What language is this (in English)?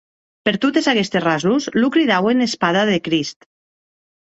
Occitan